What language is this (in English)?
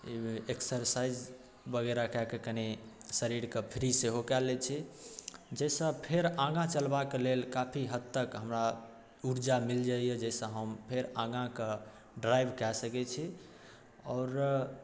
Maithili